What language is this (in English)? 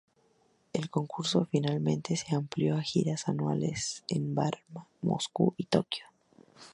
Spanish